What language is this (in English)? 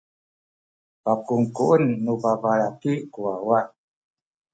Sakizaya